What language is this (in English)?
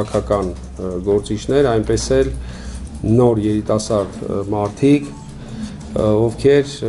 Dutch